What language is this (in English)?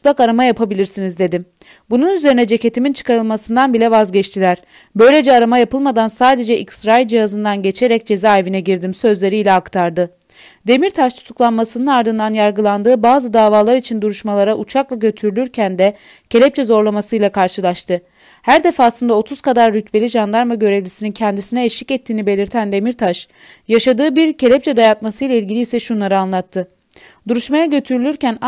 Turkish